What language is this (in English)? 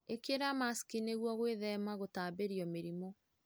Kikuyu